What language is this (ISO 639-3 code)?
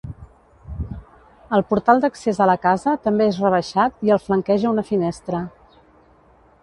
cat